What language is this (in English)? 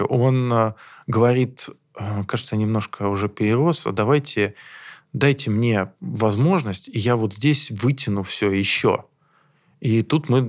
Russian